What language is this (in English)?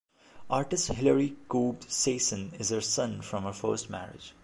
English